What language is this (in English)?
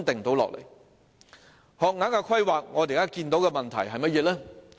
Cantonese